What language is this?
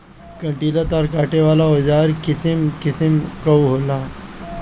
Bhojpuri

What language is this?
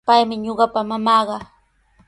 Sihuas Ancash Quechua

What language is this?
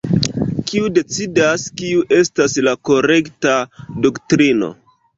Esperanto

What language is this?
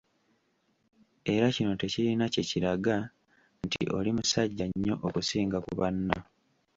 Ganda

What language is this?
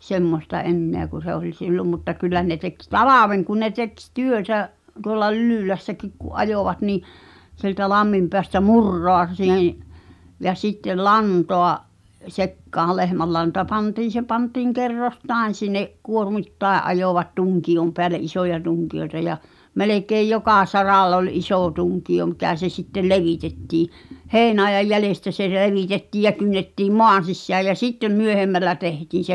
Finnish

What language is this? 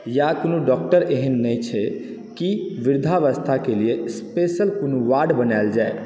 Maithili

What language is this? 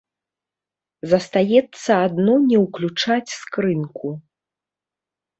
Belarusian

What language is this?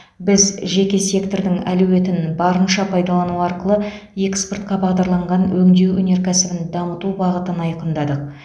Kazakh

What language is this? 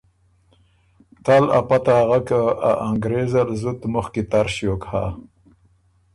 Ormuri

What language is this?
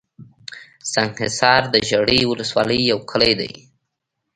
Pashto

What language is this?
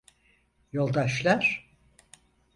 Turkish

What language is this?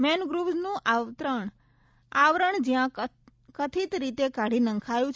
Gujarati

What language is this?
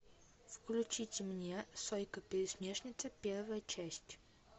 Russian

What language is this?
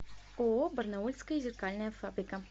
Russian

